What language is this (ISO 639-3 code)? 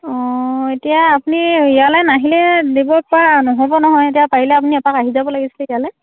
asm